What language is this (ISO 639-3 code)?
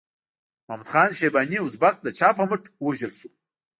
pus